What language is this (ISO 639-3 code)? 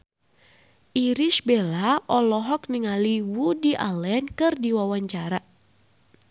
sun